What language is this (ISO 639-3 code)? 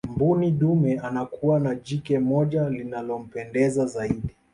swa